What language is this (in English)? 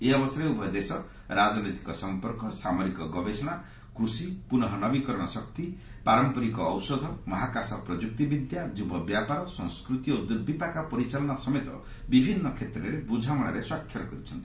Odia